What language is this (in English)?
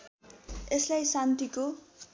Nepali